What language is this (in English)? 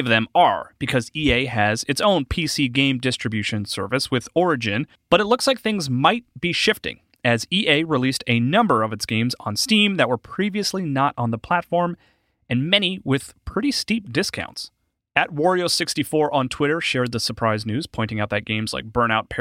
English